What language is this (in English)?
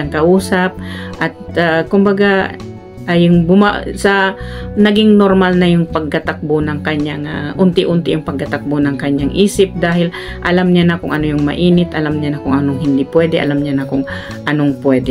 Filipino